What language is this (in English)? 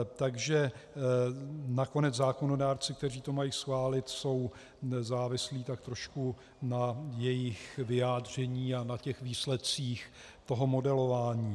Czech